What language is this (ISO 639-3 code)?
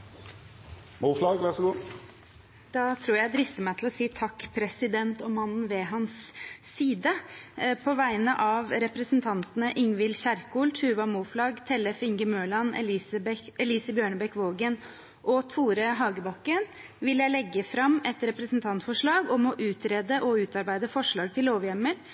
nor